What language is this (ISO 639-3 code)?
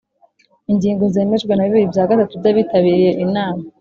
kin